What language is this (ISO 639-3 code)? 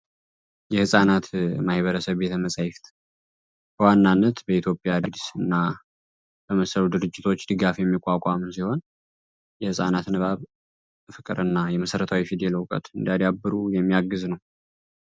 amh